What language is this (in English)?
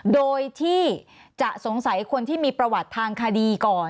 Thai